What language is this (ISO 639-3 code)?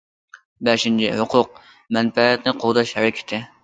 uig